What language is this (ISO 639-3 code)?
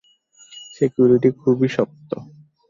ben